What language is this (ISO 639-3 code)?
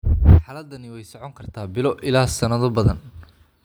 som